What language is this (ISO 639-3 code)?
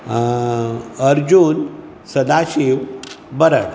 kok